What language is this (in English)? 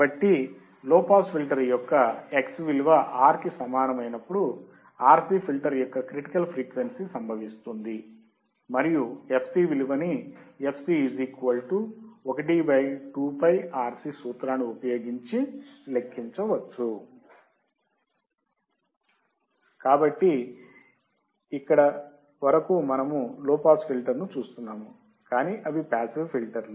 Telugu